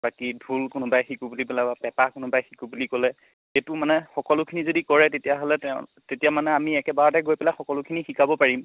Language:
Assamese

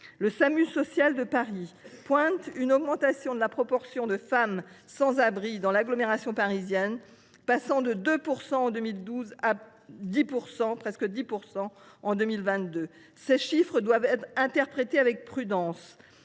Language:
French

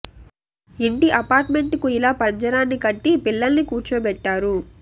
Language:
Telugu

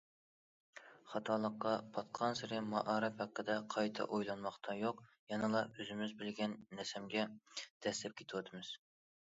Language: Uyghur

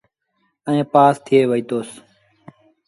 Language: Sindhi Bhil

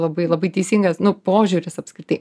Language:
Lithuanian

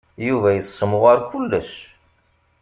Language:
Kabyle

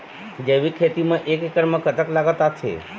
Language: Chhattisgarhi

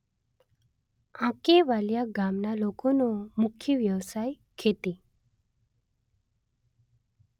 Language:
Gujarati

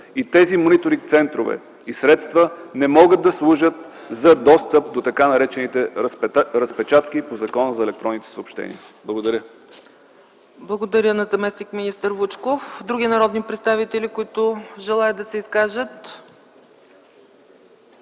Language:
Bulgarian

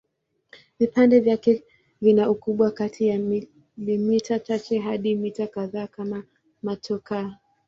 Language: Swahili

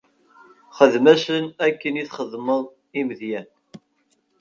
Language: Kabyle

